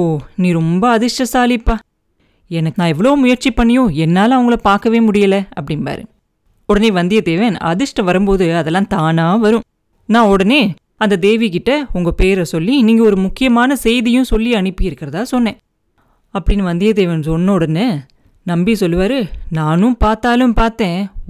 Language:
Tamil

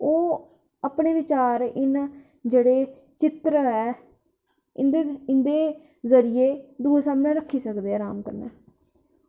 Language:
Dogri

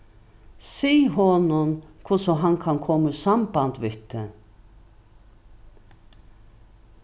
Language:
Faroese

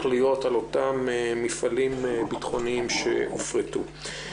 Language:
Hebrew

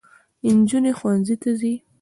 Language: Pashto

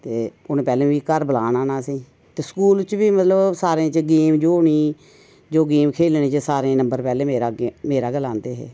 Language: Dogri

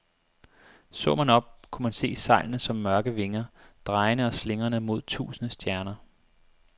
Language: Danish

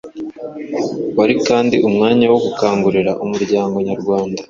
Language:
Kinyarwanda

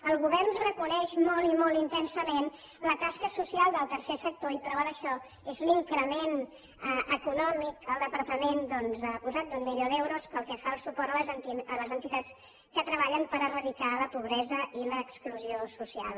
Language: Catalan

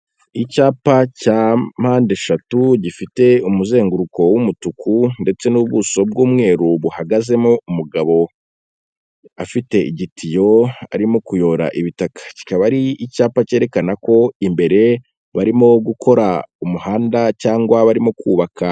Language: Kinyarwanda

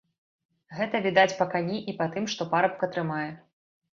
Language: Belarusian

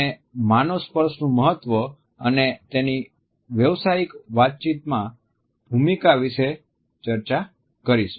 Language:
Gujarati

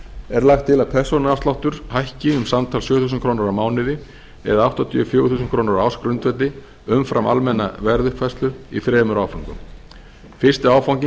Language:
Icelandic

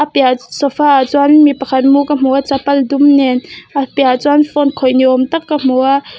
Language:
Mizo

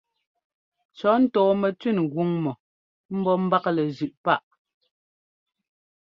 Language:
Ngomba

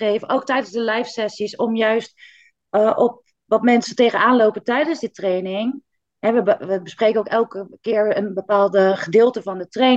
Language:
Dutch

